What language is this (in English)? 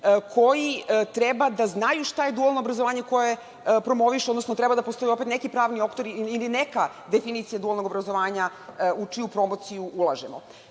Serbian